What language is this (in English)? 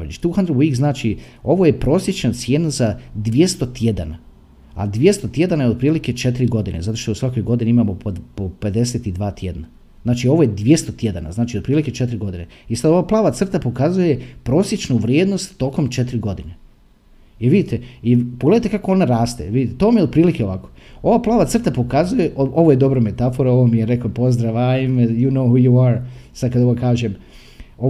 Croatian